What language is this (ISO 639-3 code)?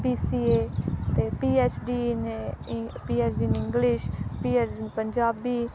pan